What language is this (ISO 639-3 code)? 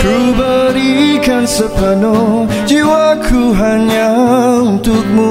msa